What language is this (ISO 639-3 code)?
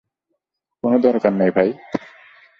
ben